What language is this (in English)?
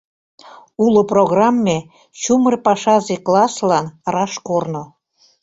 Mari